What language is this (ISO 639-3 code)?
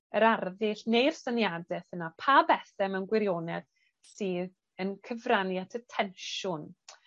cym